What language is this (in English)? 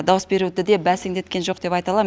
Kazakh